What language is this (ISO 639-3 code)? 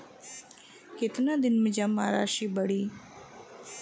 bho